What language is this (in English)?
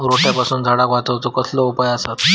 Marathi